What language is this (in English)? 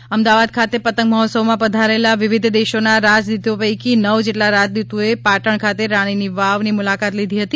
Gujarati